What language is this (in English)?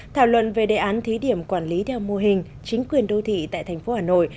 Vietnamese